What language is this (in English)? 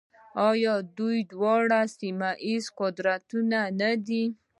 Pashto